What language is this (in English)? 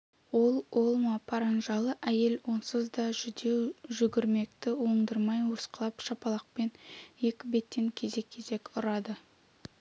Kazakh